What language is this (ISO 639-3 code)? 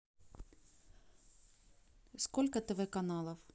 rus